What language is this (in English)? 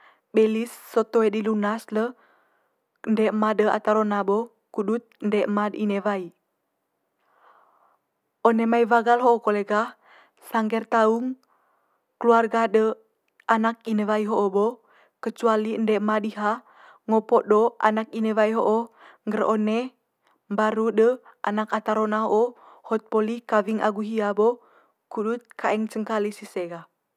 Manggarai